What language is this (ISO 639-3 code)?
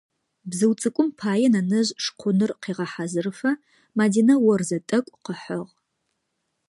ady